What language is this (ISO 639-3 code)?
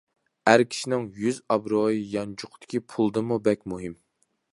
uig